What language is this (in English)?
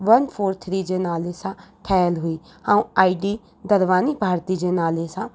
Sindhi